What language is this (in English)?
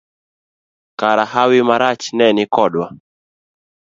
Luo (Kenya and Tanzania)